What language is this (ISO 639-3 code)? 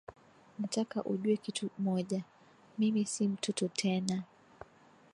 swa